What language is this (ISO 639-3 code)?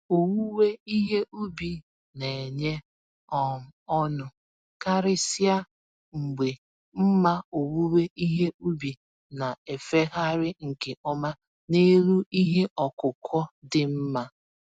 ibo